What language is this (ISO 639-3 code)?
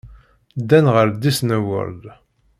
kab